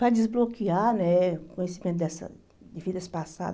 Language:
Portuguese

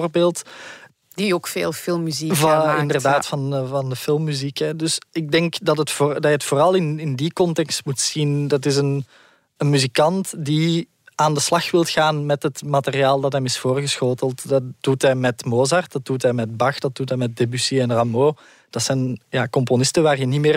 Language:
Dutch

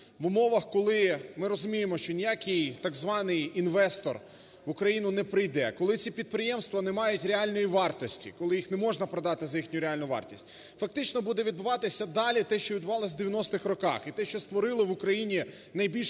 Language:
Ukrainian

